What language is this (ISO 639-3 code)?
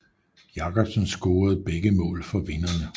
dan